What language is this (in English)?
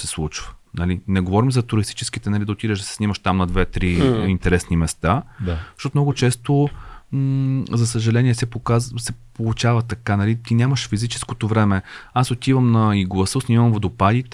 Bulgarian